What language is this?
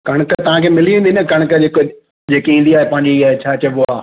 Sindhi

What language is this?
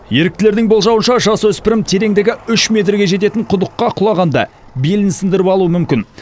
Kazakh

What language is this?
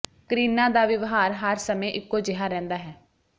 Punjabi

